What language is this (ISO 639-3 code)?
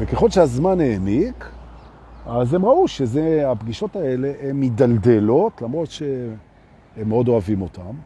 heb